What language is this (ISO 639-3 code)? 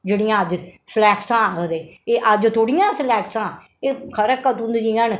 doi